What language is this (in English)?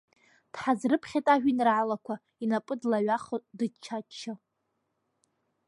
Abkhazian